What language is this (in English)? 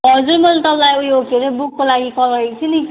Nepali